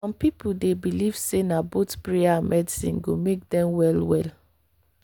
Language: Nigerian Pidgin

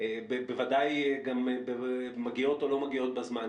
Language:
Hebrew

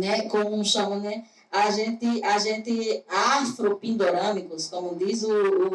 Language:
Portuguese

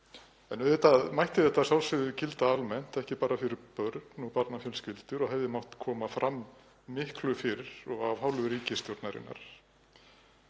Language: Icelandic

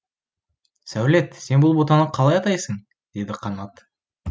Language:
Kazakh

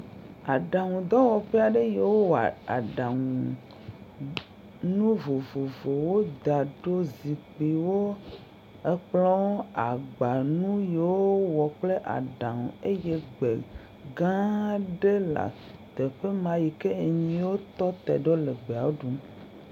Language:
Ewe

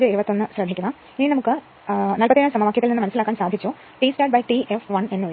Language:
Malayalam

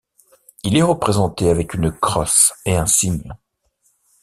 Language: French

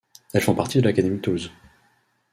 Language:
French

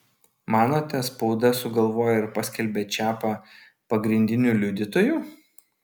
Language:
Lithuanian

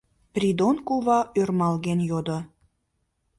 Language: Mari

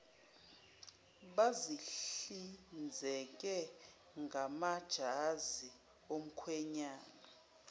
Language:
Zulu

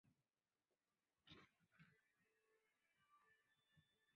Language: Chinese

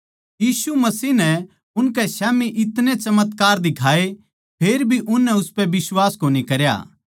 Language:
Haryanvi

